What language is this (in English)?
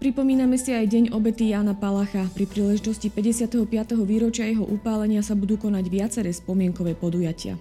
Slovak